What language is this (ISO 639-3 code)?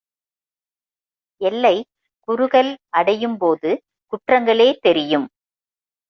tam